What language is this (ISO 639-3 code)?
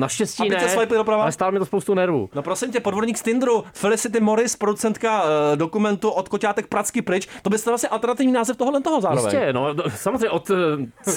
ces